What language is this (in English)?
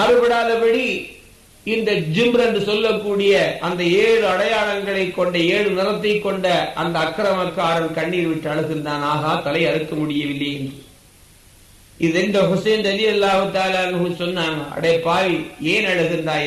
Tamil